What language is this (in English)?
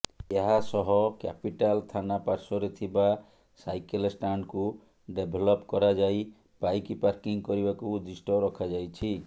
Odia